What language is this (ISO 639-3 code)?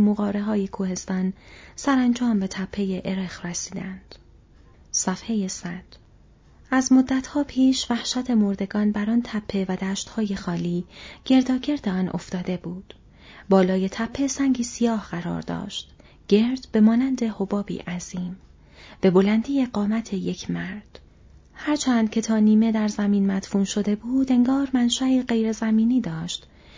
fas